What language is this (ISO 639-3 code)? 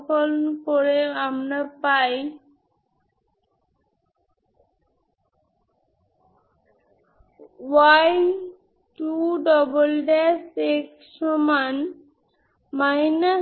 ben